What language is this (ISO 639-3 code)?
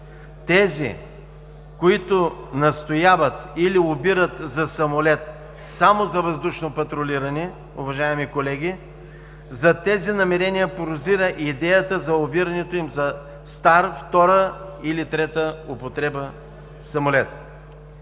bul